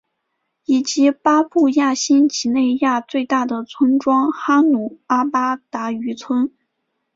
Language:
Chinese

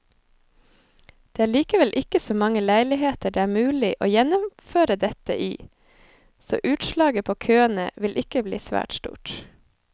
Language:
Norwegian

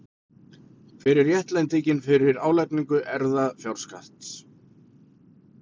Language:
Icelandic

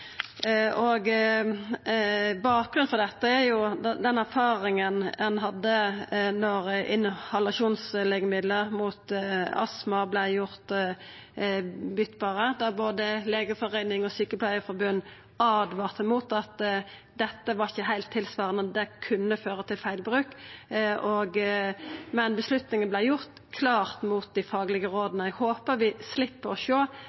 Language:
Norwegian Nynorsk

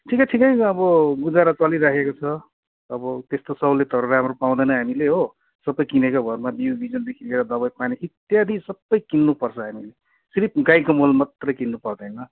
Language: Nepali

